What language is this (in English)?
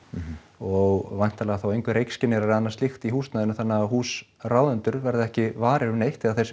Icelandic